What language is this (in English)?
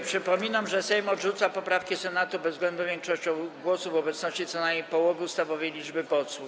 Polish